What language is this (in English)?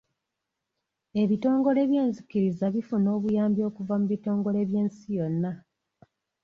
Ganda